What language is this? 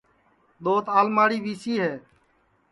Sansi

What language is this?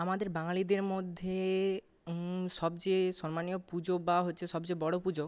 Bangla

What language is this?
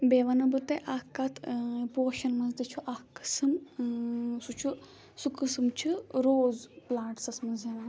Kashmiri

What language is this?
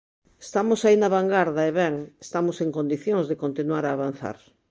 Galician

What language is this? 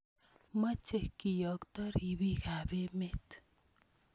Kalenjin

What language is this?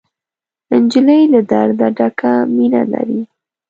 Pashto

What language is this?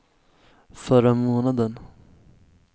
Swedish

